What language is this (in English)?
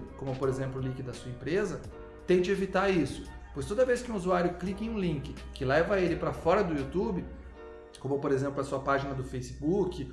Portuguese